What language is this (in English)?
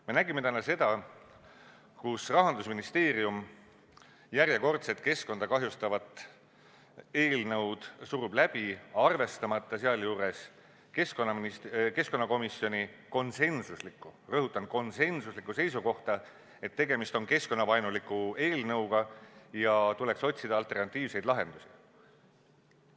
Estonian